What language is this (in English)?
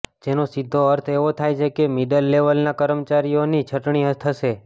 Gujarati